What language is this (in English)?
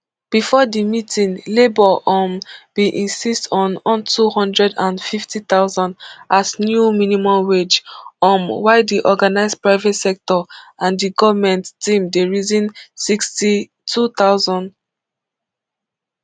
Nigerian Pidgin